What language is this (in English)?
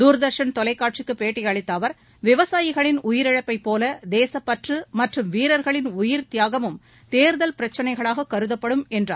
Tamil